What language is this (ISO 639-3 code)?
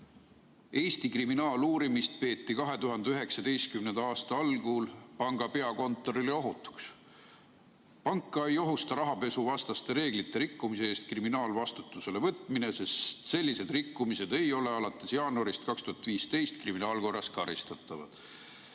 est